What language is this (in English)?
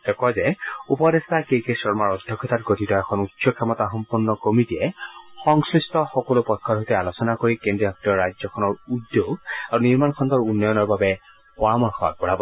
Assamese